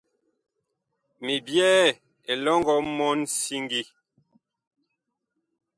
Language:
Bakoko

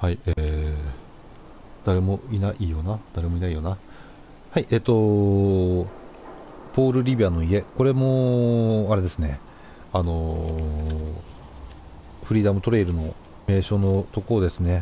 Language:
Japanese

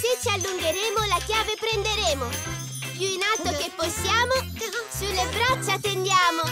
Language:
Italian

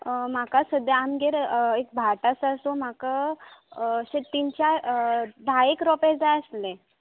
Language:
Konkani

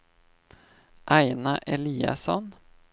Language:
Swedish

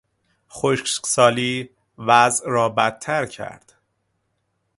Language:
Persian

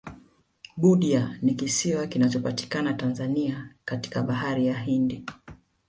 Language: Swahili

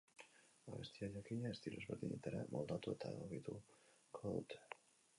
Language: Basque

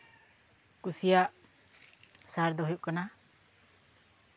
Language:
Santali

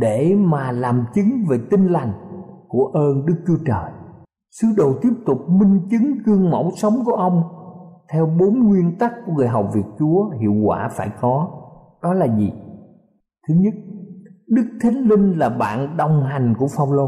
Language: Vietnamese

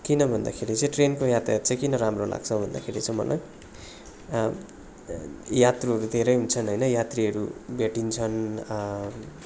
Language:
Nepali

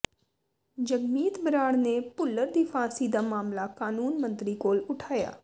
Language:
Punjabi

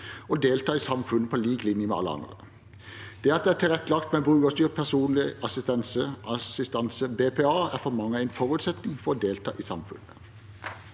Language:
Norwegian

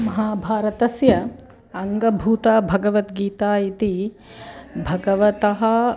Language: Sanskrit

